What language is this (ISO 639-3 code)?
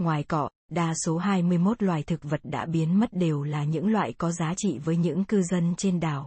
vie